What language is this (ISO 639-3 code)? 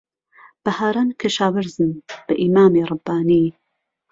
ckb